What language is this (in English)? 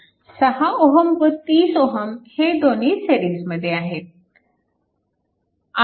Marathi